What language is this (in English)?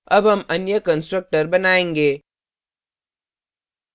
Hindi